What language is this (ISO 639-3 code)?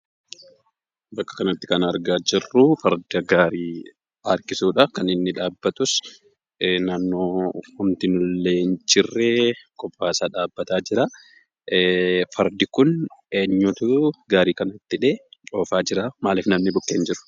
orm